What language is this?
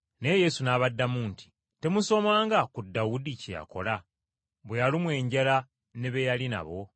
Ganda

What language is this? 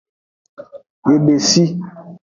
Aja (Benin)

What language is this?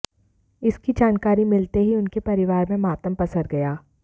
Hindi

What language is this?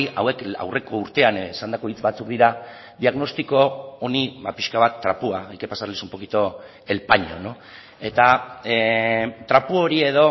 Basque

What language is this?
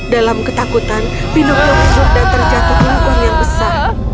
Indonesian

